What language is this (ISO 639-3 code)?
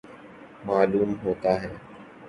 urd